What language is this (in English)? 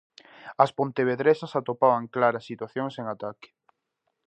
Galician